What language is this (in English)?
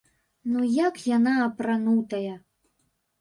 Belarusian